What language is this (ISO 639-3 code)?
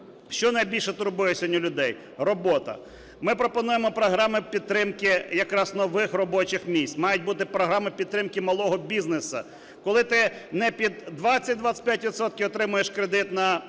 ukr